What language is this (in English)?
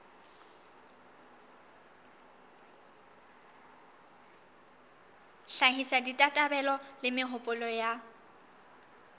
Southern Sotho